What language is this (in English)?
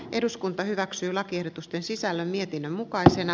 Finnish